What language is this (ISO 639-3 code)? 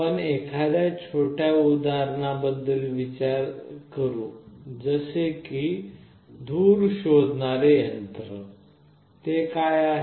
mar